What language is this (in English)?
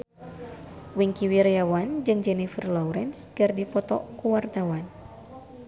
Sundanese